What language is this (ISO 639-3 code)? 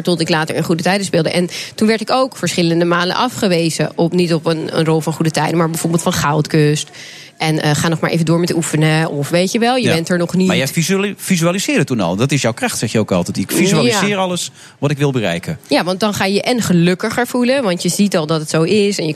nld